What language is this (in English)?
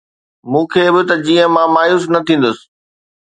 Sindhi